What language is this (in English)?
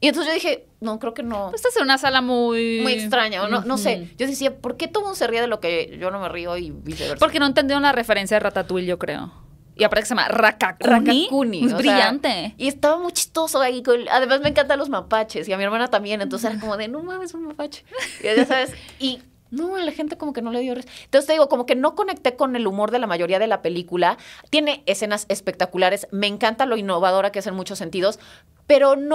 Spanish